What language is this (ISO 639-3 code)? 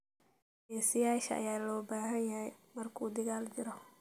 som